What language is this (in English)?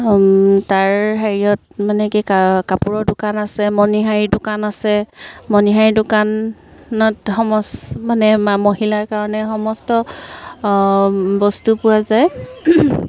Assamese